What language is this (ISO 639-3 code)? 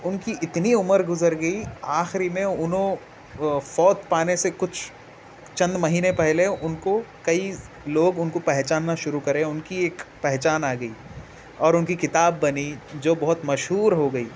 urd